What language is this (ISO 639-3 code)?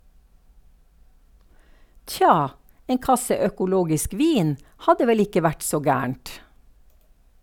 nor